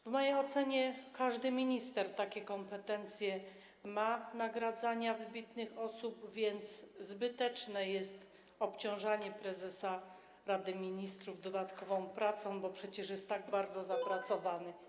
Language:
Polish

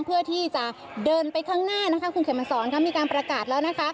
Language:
Thai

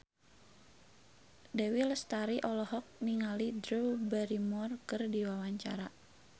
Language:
Sundanese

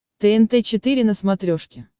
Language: Russian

